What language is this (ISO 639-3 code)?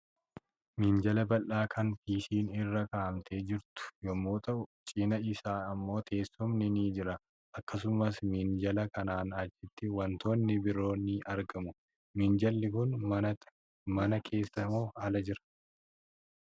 orm